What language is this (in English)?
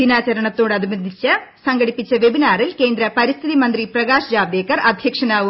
Malayalam